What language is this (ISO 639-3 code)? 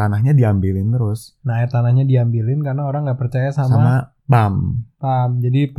ind